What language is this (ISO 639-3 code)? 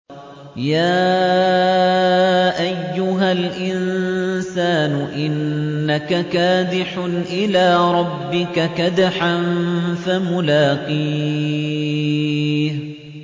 ara